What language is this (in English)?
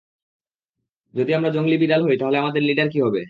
Bangla